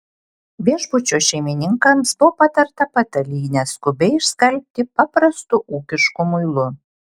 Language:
Lithuanian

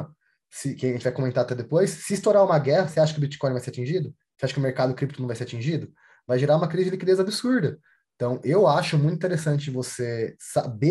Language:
Portuguese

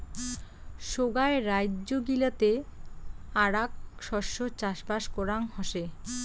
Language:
Bangla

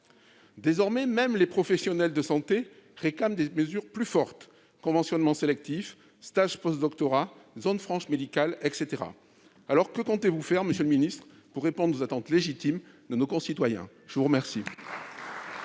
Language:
French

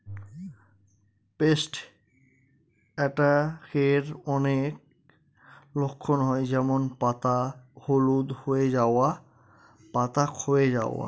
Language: Bangla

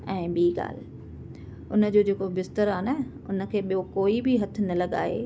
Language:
Sindhi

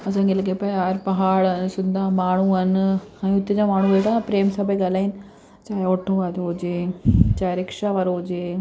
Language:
Sindhi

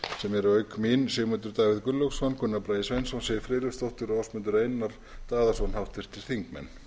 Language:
Icelandic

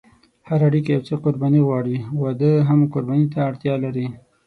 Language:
Pashto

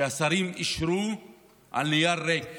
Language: Hebrew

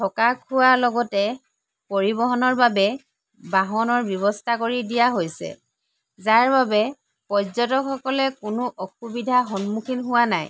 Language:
Assamese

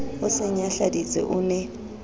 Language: Southern Sotho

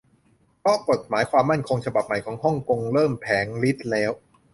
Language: Thai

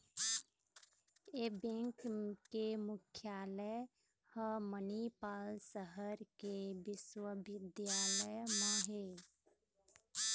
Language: Chhattisgarhi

